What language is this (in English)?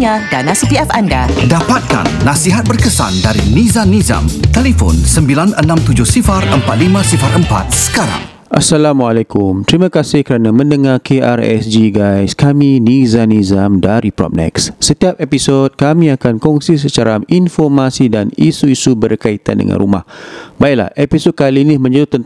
Malay